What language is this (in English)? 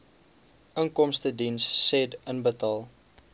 Afrikaans